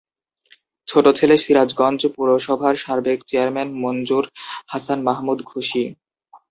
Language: Bangla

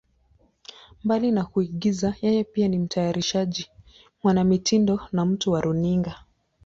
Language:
Swahili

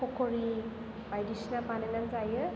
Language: Bodo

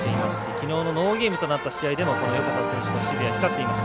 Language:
Japanese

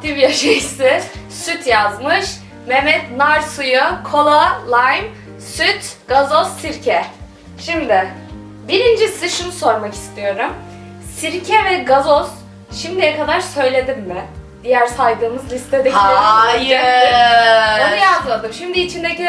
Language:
Turkish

